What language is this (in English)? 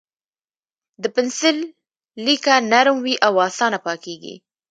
Pashto